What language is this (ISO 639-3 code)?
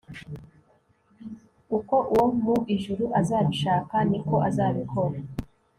kin